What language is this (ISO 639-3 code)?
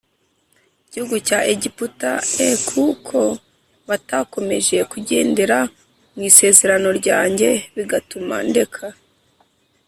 kin